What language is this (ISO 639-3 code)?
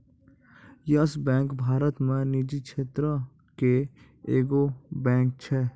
mai